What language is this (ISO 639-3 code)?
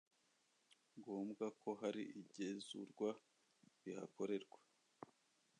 kin